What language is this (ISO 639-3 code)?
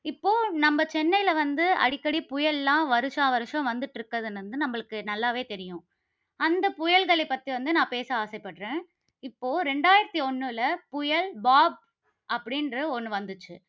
tam